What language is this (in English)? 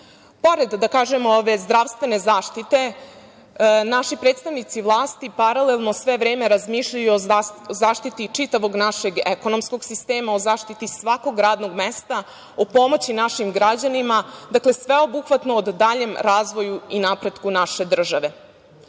Serbian